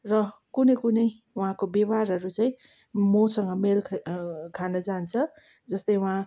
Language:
Nepali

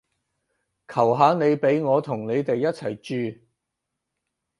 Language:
Cantonese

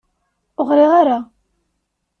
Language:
Kabyle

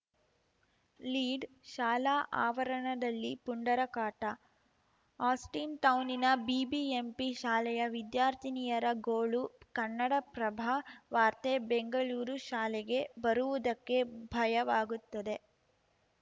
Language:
Kannada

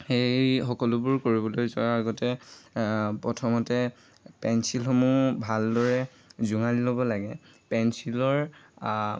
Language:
Assamese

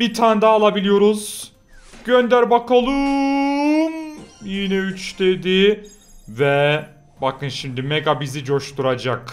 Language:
Turkish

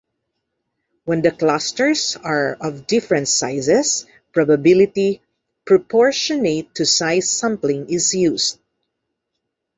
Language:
English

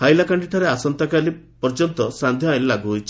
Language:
Odia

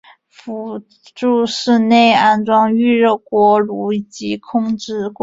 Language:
Chinese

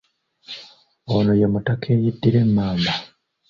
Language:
Ganda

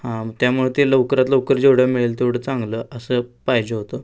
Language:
Marathi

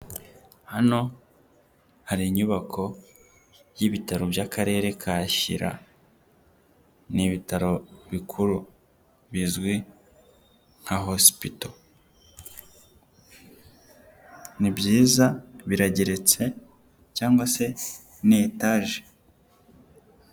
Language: Kinyarwanda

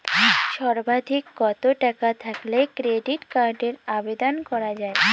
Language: Bangla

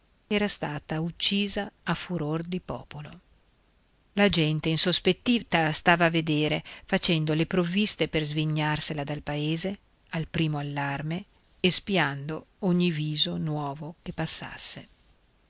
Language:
Italian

